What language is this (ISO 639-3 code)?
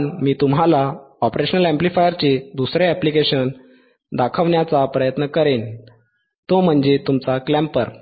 mar